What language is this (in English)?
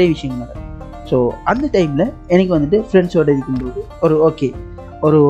Tamil